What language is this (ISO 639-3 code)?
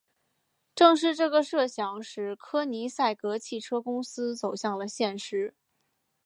zho